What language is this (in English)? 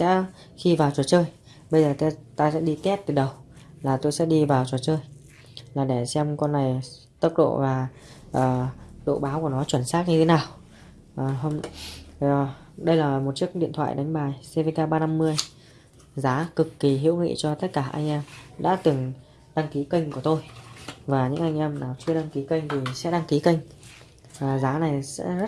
Vietnamese